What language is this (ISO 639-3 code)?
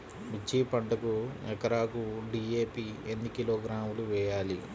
tel